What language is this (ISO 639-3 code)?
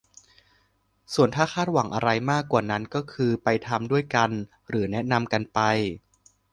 tha